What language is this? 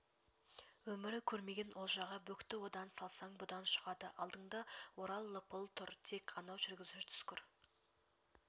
Kazakh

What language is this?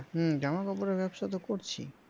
Bangla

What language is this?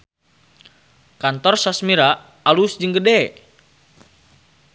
Sundanese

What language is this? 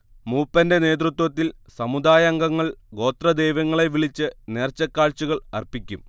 Malayalam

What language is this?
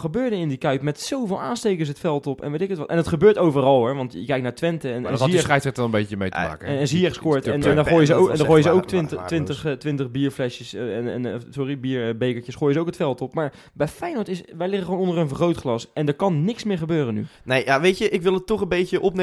Dutch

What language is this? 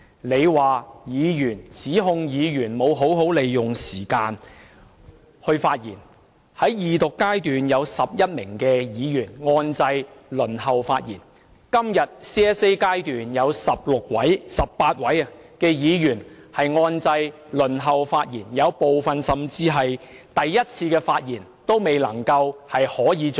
Cantonese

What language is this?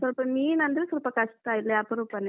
Kannada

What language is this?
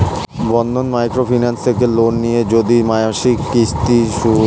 Bangla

